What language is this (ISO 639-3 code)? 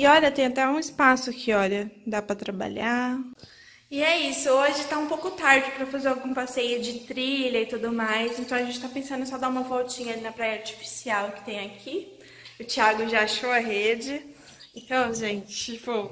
por